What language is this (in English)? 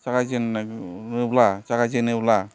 Bodo